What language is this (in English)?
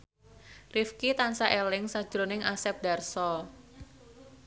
Javanese